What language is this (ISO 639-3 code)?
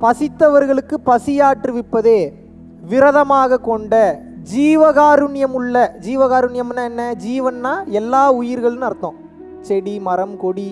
ita